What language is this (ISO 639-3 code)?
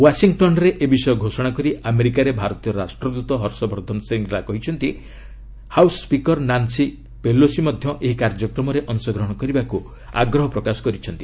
ori